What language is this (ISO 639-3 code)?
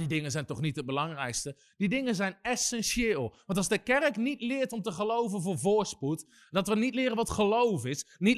nld